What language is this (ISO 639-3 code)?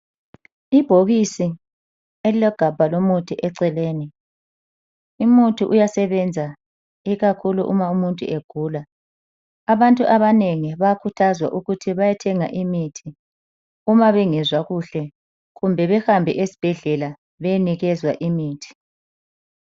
nde